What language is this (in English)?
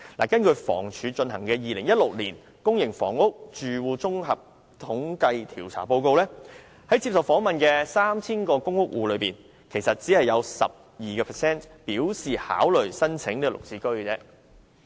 Cantonese